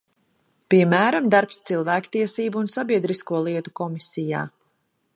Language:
Latvian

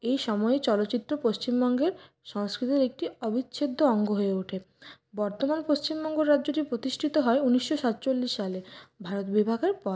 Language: Bangla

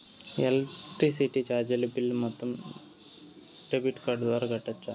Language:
Telugu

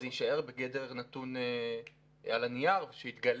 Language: Hebrew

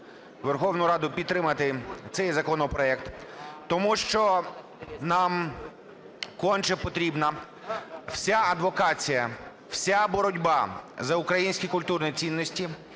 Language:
Ukrainian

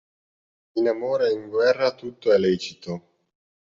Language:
Italian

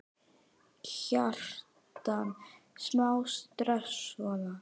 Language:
Icelandic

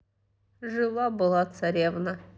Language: Russian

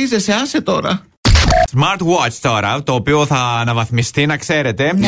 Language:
Greek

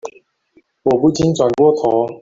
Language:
Chinese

